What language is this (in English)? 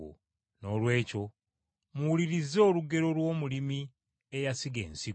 Ganda